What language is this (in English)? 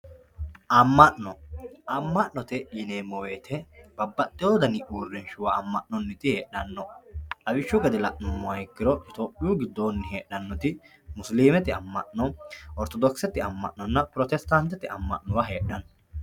Sidamo